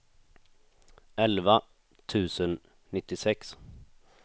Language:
Swedish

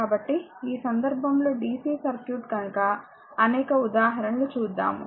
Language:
Telugu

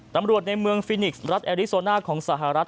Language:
Thai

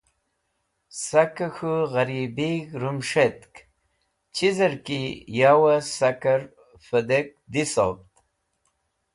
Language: Wakhi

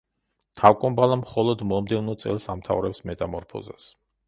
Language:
Georgian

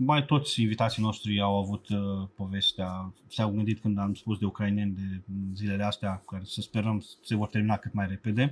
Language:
Romanian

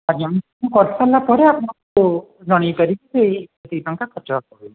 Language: Odia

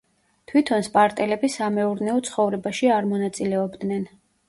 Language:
Georgian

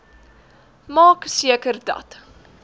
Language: Afrikaans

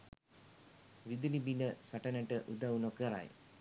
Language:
Sinhala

